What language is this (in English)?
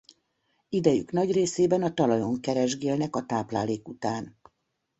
Hungarian